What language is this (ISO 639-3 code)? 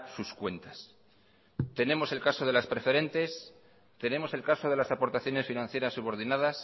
spa